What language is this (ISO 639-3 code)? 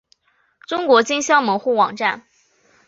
zho